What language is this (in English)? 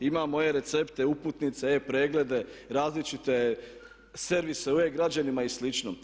Croatian